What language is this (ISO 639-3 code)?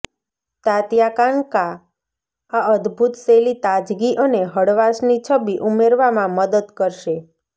guj